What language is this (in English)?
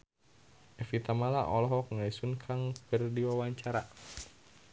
Sundanese